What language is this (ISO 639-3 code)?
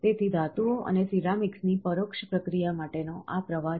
guj